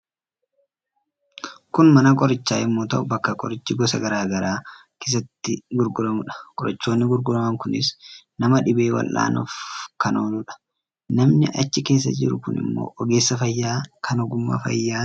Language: Oromo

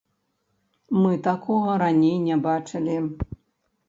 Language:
Belarusian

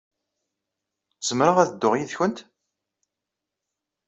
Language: Kabyle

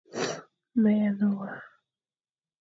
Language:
Fang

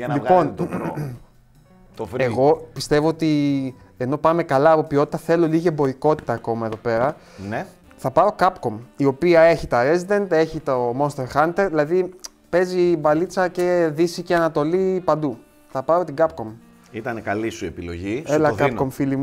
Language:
Greek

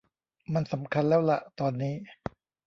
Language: Thai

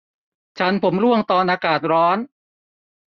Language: Thai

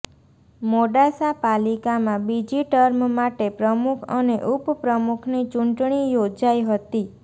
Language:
Gujarati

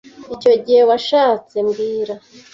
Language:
Kinyarwanda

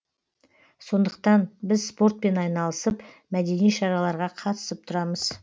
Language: Kazakh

